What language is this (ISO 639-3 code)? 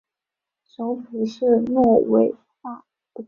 zho